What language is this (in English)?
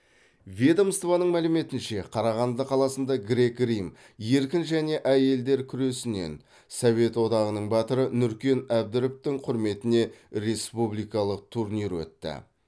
Kazakh